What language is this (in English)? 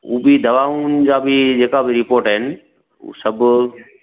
Sindhi